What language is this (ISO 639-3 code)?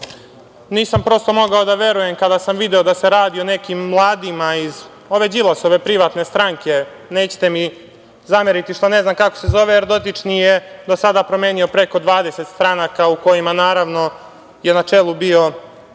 srp